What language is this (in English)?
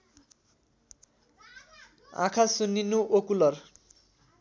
Nepali